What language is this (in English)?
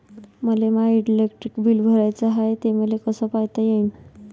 Marathi